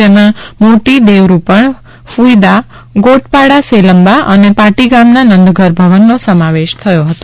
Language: Gujarati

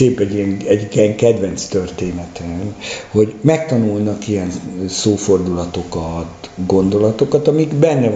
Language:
Hungarian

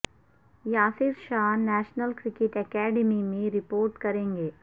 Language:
Urdu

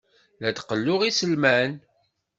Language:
Kabyle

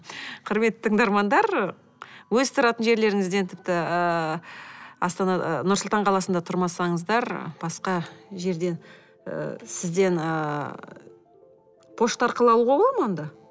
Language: Kazakh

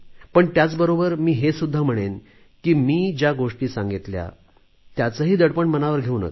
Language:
Marathi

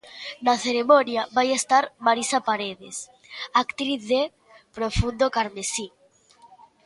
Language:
Galician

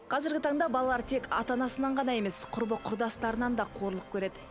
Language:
Kazakh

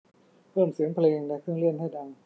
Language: Thai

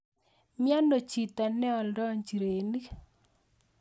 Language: Kalenjin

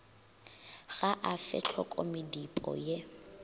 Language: Northern Sotho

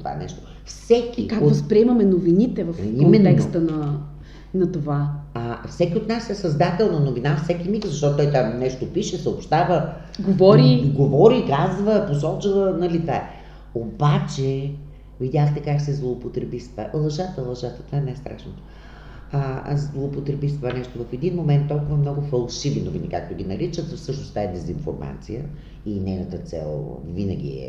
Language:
Bulgarian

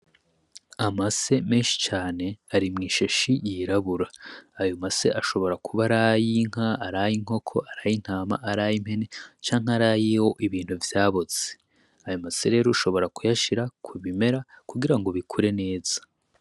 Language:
Rundi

